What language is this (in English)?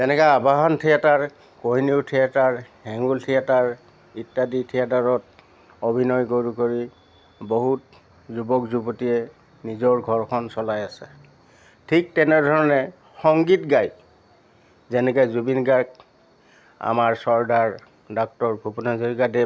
Assamese